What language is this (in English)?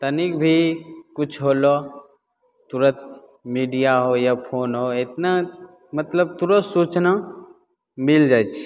Maithili